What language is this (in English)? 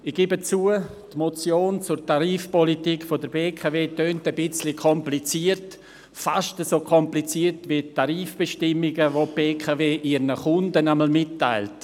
Swiss German